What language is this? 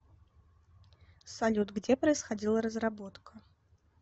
Russian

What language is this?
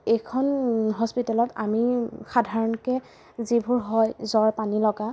Assamese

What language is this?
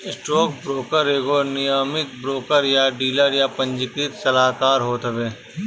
Bhojpuri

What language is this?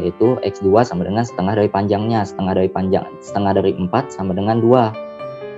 Indonesian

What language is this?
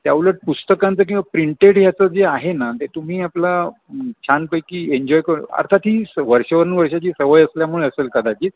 Marathi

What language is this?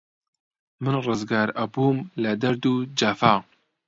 Central Kurdish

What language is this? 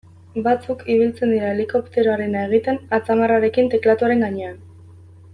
Basque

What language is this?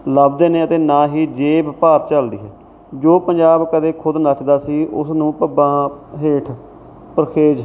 Punjabi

